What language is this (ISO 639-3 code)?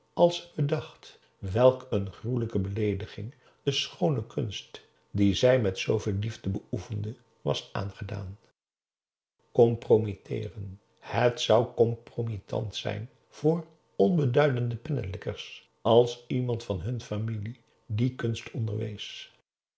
nld